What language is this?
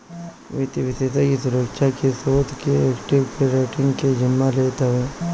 Bhojpuri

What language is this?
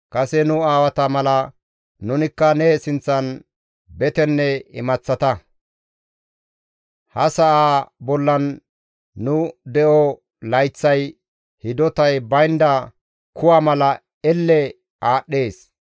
Gamo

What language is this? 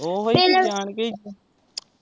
Punjabi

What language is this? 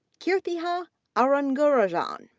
English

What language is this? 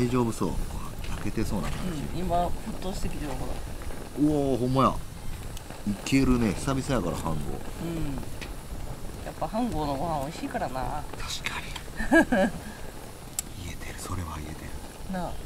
Japanese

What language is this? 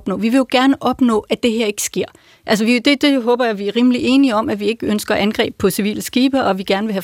Danish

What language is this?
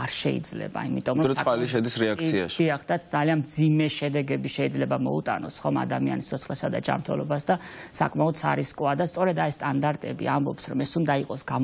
Romanian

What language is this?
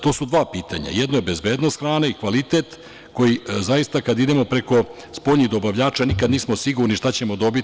Serbian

